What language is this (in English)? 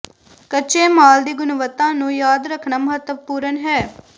Punjabi